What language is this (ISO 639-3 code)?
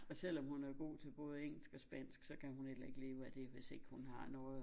dan